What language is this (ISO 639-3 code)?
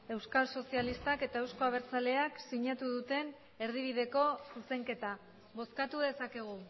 eus